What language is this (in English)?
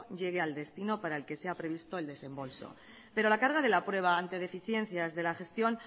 Spanish